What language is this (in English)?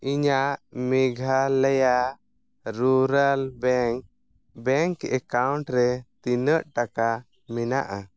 Santali